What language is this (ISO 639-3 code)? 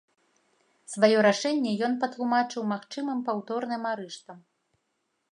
bel